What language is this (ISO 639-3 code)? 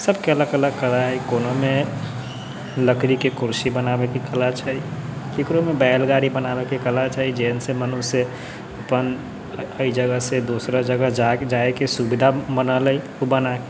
mai